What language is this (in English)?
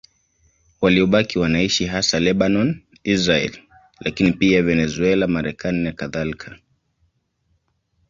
Swahili